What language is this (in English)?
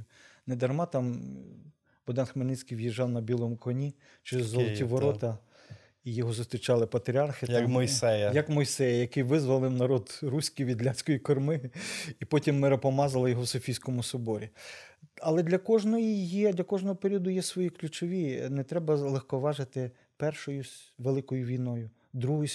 Ukrainian